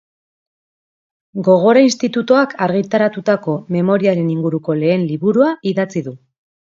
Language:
Basque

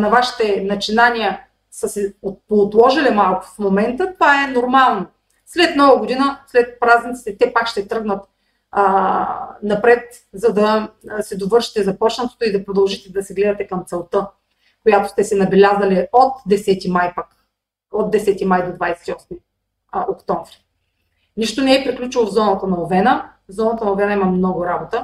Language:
Bulgarian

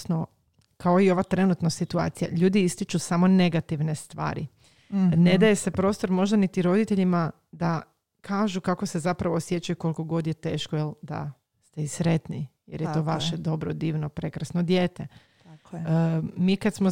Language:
Croatian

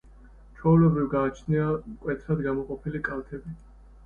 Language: Georgian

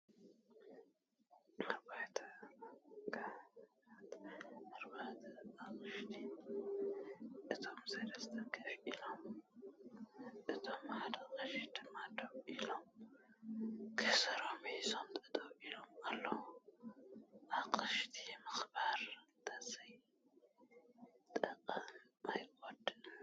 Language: Tigrinya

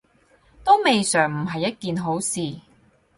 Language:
Cantonese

